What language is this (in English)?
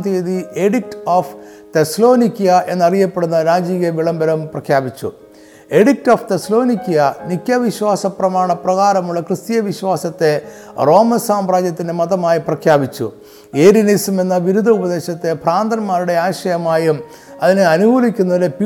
Malayalam